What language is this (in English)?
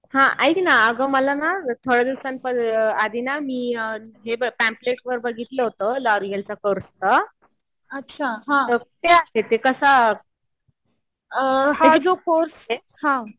Marathi